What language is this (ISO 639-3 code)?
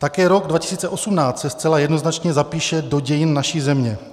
ces